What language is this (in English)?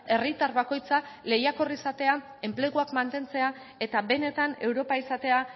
Basque